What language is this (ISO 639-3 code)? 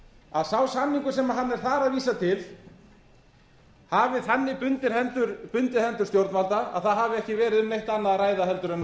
isl